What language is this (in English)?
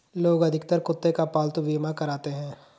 Hindi